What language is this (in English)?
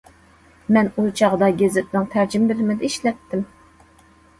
Uyghur